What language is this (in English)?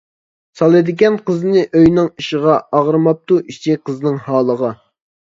Uyghur